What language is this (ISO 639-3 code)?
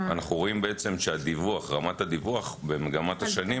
heb